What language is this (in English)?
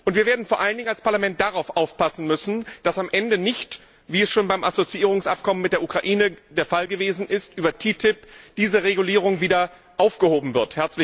German